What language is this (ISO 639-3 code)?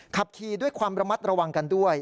tha